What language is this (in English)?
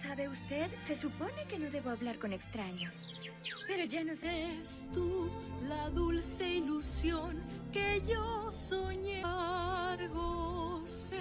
Spanish